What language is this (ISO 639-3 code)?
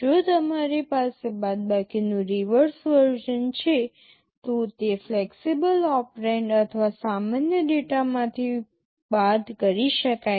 guj